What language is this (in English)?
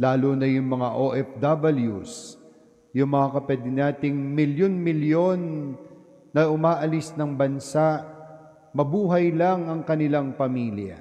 Filipino